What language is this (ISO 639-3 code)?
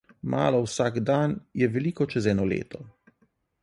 slv